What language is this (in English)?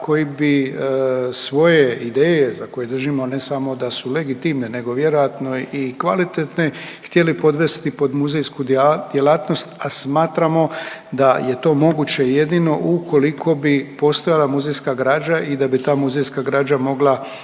Croatian